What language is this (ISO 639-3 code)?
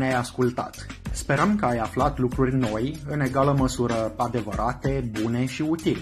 ron